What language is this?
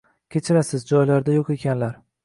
Uzbek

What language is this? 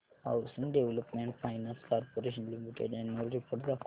Marathi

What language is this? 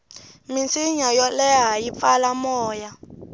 Tsonga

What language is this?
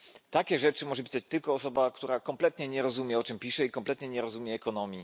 Polish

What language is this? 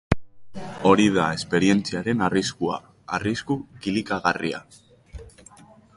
Basque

